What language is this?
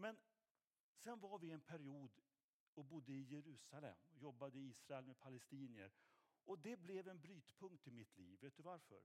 Swedish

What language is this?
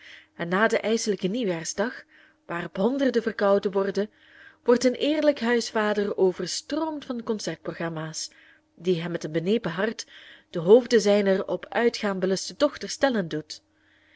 Dutch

